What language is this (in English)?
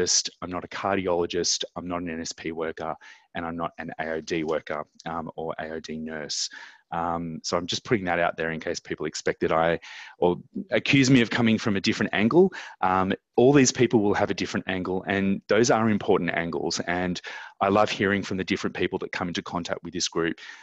English